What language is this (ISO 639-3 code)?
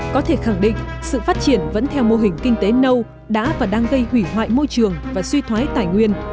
vie